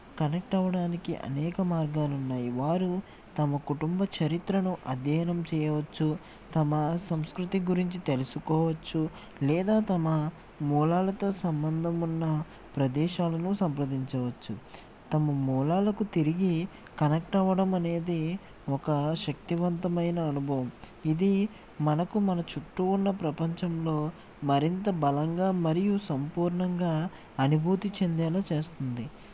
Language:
Telugu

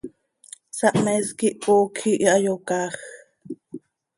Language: Seri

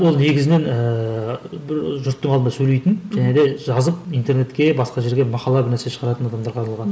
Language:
Kazakh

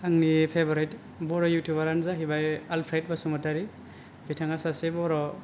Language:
Bodo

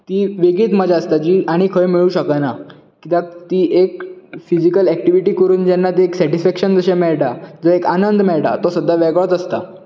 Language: Konkani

